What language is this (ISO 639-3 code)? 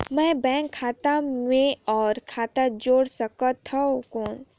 hne